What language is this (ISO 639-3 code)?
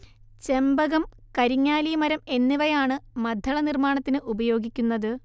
mal